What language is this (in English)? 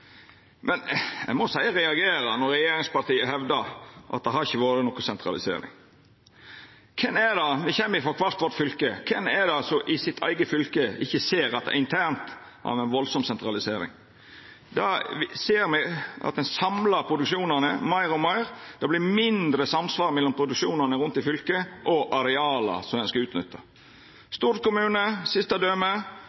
Norwegian Nynorsk